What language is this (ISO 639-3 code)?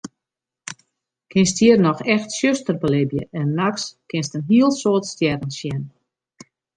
fry